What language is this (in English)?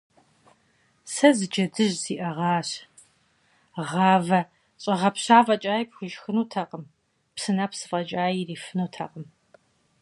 Kabardian